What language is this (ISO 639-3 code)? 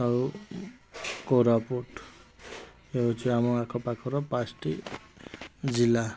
ori